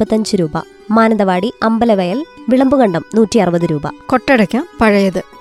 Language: Malayalam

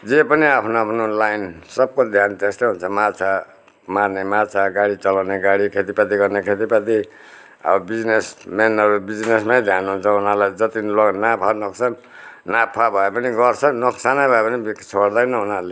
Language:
Nepali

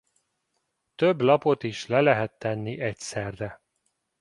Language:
Hungarian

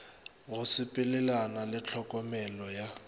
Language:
Northern Sotho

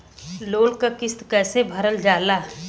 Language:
Bhojpuri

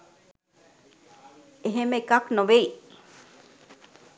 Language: Sinhala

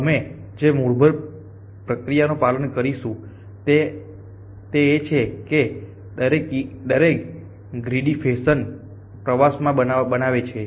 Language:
Gujarati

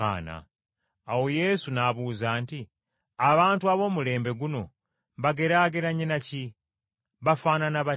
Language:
Ganda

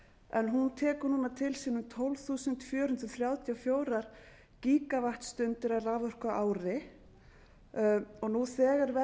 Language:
Icelandic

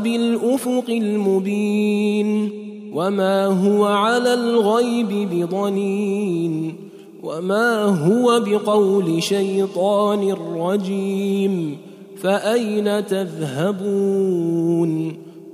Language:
Arabic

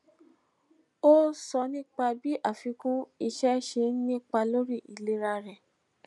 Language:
Yoruba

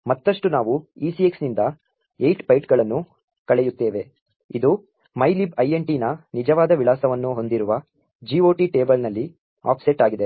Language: Kannada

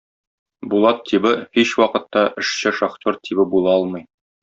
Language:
Tatar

